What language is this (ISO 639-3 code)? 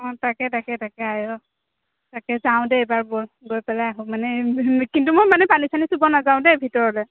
asm